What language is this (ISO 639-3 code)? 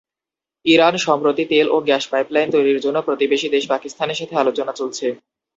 ben